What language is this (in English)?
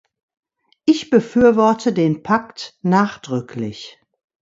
German